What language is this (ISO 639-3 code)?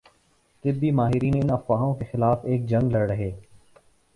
urd